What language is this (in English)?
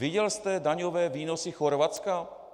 Czech